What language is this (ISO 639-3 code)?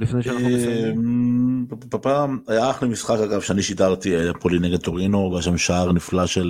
heb